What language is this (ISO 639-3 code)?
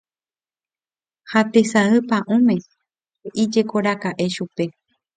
grn